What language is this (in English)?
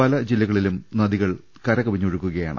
Malayalam